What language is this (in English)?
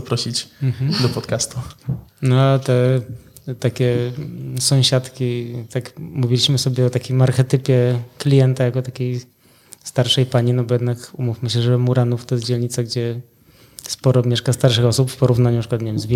Polish